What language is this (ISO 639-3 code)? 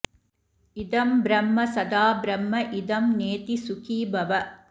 san